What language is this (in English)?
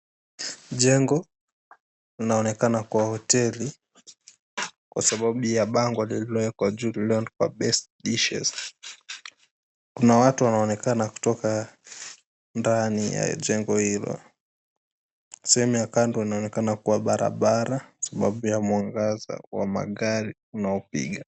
Swahili